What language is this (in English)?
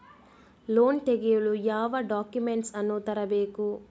Kannada